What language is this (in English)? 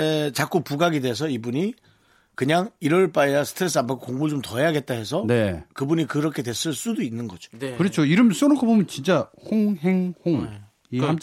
Korean